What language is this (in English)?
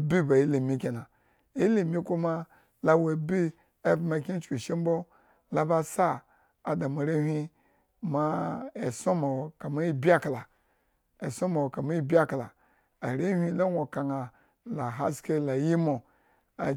Eggon